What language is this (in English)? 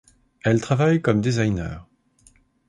French